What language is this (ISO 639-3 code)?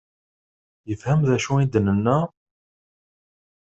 kab